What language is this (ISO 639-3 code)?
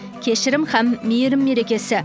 kaz